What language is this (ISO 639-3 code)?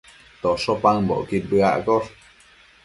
mcf